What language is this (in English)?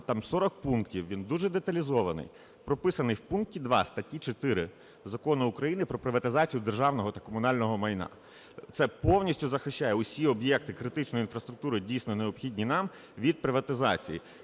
Ukrainian